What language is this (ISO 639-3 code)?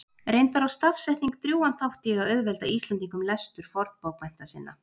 isl